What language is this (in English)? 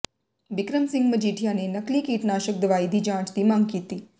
Punjabi